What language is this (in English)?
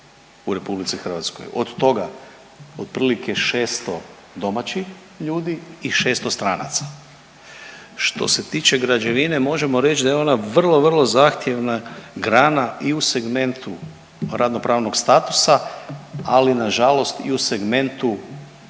Croatian